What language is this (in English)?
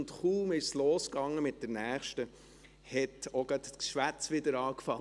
Swiss German